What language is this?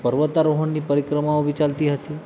Gujarati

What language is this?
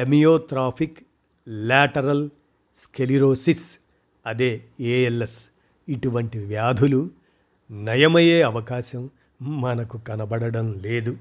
Telugu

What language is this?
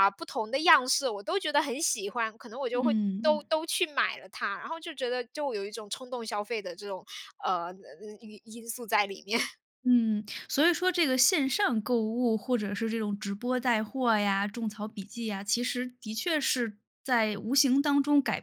Chinese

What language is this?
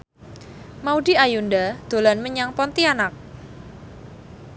Javanese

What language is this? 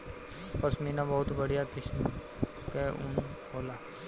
Bhojpuri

